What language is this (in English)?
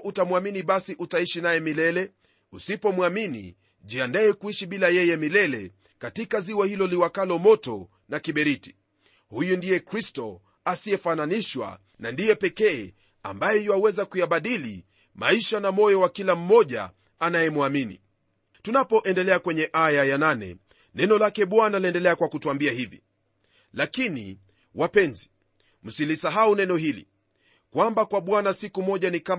Swahili